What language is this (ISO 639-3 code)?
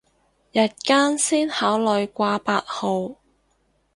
yue